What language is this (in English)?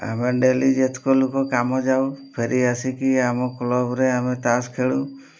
Odia